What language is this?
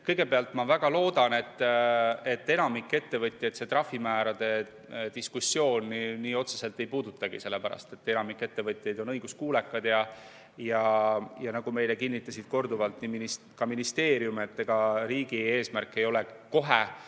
Estonian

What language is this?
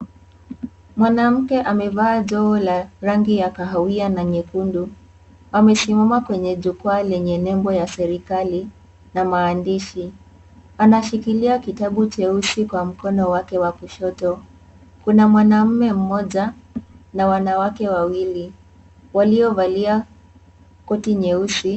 Swahili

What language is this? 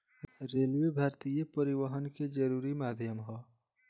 Bhojpuri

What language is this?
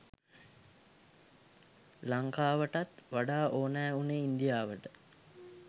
Sinhala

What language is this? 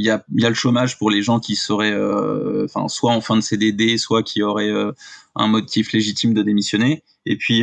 French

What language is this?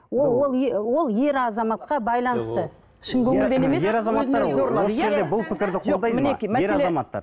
Kazakh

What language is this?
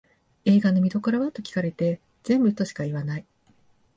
Japanese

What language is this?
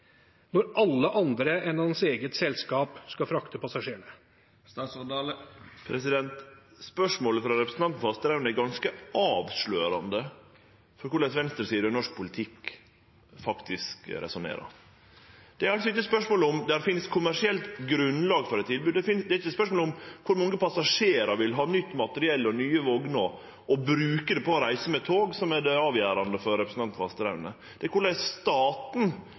Norwegian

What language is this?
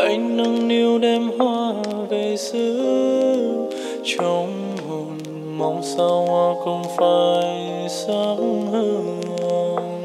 Vietnamese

